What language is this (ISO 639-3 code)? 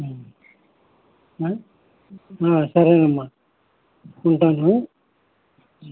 tel